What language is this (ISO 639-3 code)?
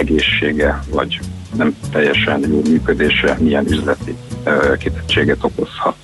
hun